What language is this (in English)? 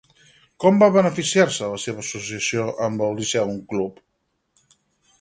Catalan